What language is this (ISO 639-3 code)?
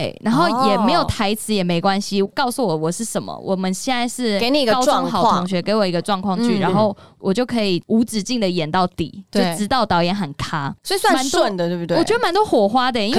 zho